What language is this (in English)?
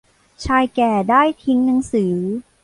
Thai